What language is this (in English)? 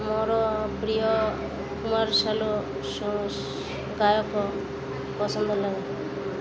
Odia